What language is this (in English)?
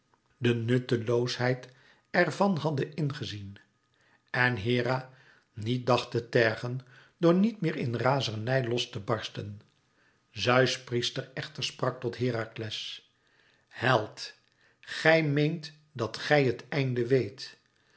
Dutch